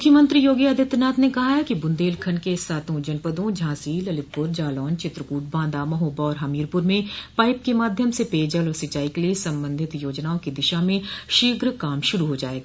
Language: Hindi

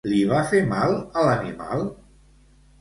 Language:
Catalan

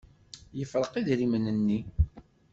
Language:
Kabyle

